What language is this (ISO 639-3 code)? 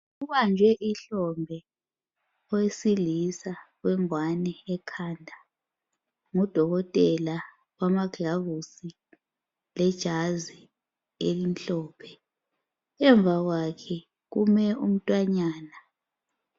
nde